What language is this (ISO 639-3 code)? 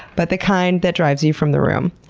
eng